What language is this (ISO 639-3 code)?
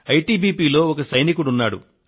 tel